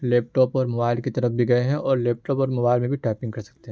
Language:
Urdu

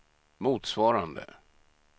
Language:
Swedish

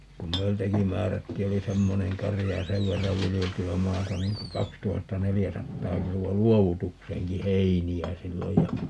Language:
Finnish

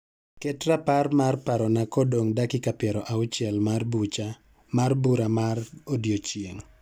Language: Luo (Kenya and Tanzania)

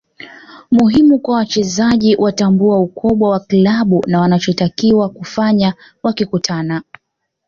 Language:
Swahili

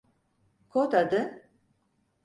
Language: Turkish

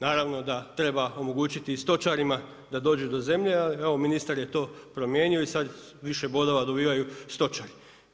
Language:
Croatian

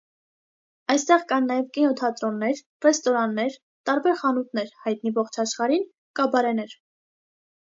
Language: Armenian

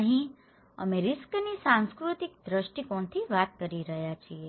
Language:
Gujarati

